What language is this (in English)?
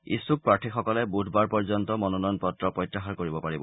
Assamese